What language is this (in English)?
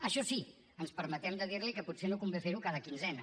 Catalan